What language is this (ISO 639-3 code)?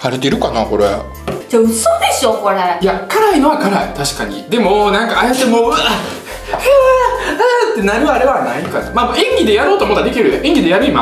jpn